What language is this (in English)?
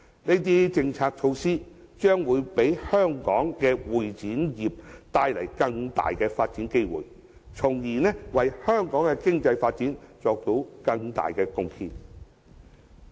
Cantonese